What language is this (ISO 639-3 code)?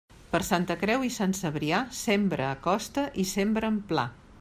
cat